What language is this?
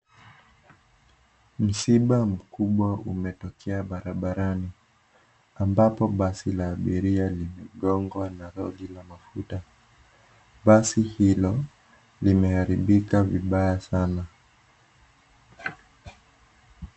Swahili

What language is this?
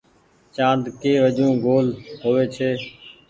Goaria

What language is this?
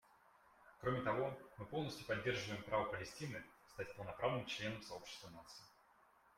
Russian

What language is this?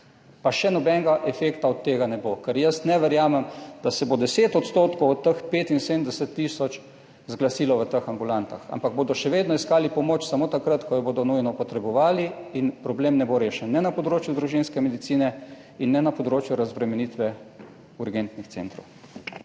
Slovenian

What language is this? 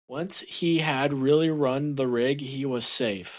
English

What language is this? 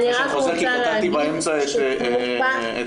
Hebrew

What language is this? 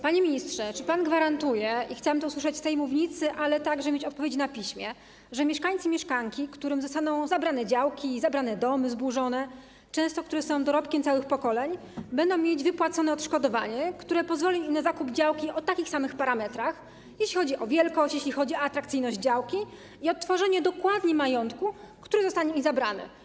Polish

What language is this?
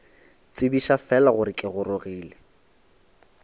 Northern Sotho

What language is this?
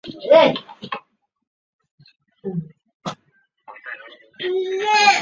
Chinese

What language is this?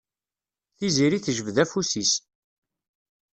Kabyle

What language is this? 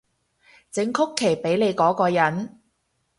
Cantonese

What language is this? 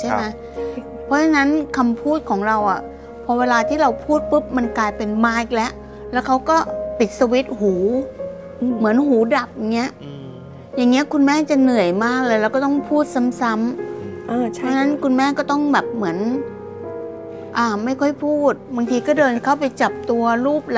Thai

